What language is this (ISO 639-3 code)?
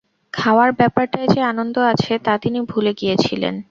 ben